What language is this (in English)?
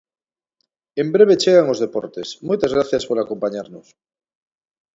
Galician